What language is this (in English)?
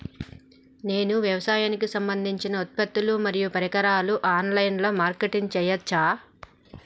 Telugu